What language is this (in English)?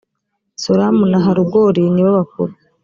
Kinyarwanda